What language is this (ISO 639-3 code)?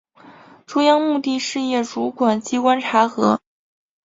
zho